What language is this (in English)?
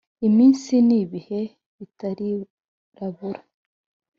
Kinyarwanda